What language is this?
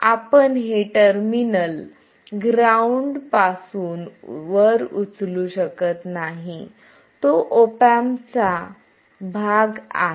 Marathi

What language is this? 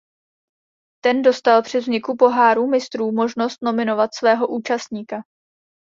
Czech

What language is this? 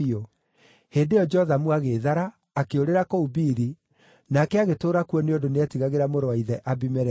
Kikuyu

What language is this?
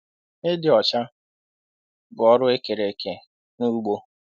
Igbo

